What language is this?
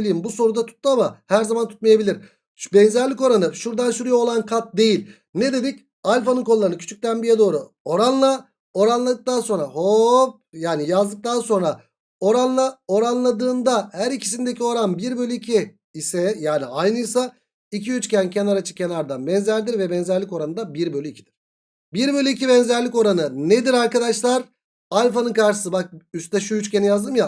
Turkish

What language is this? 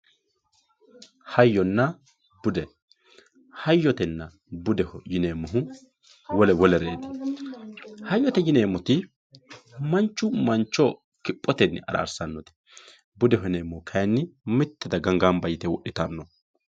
Sidamo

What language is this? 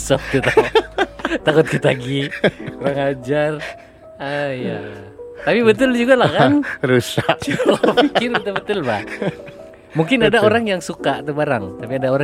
Malay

